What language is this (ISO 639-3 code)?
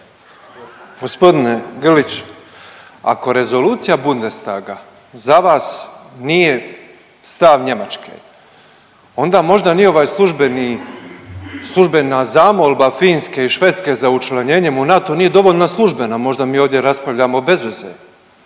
hrv